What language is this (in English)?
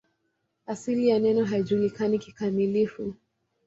Swahili